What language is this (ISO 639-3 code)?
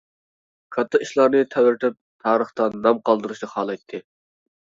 uig